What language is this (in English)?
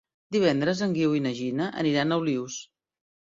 Catalan